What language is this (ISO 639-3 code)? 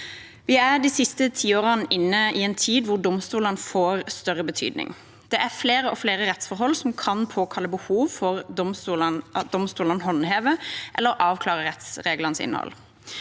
nor